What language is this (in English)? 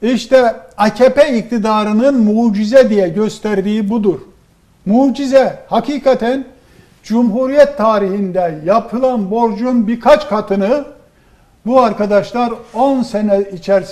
Turkish